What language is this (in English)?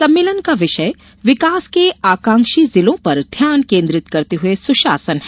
Hindi